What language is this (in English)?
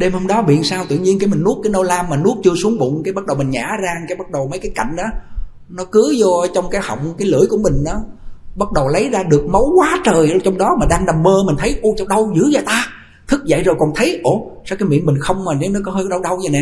Vietnamese